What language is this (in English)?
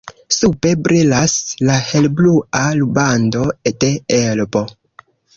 Esperanto